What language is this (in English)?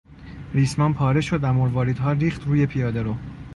Persian